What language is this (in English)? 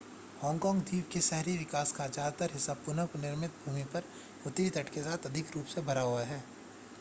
Hindi